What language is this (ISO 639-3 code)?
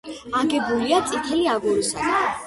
kat